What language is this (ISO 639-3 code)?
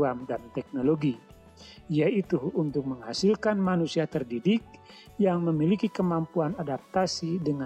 ind